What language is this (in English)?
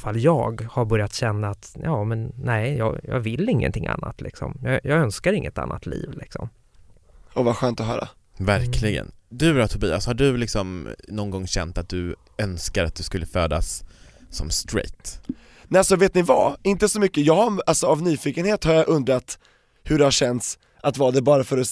Swedish